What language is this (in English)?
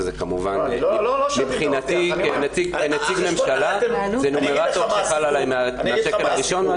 Hebrew